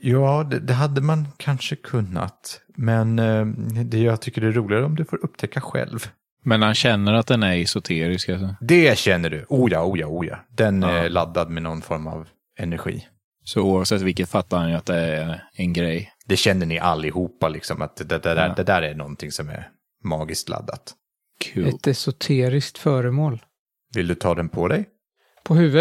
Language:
Swedish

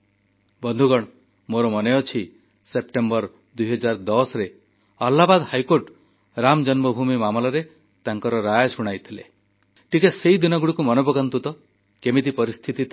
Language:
Odia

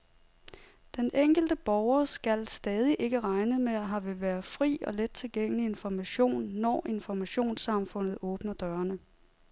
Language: Danish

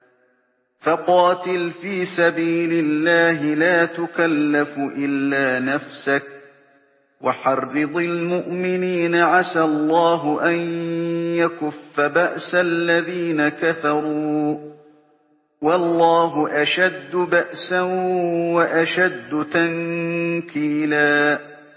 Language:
Arabic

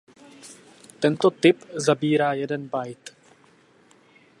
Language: Czech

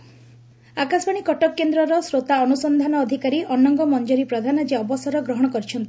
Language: Odia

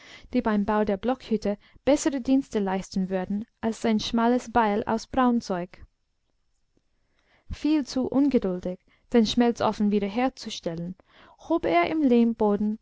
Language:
German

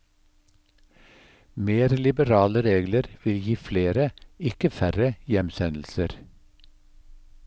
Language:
Norwegian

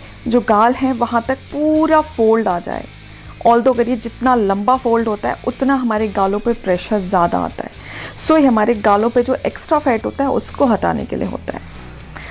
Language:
Hindi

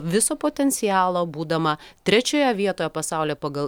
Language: Lithuanian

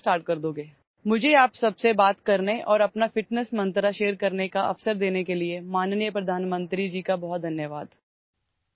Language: Assamese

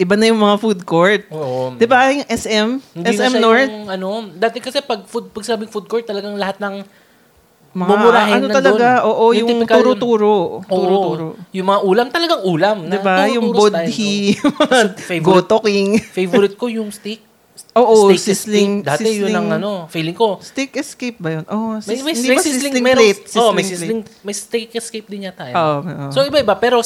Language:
Filipino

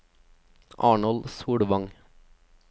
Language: Norwegian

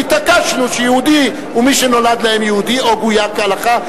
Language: Hebrew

